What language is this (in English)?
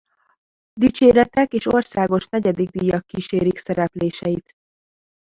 Hungarian